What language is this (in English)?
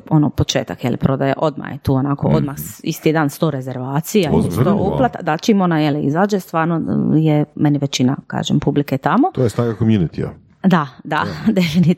Croatian